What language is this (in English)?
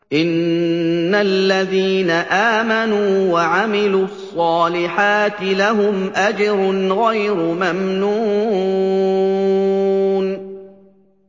Arabic